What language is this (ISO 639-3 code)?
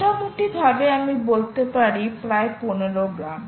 ben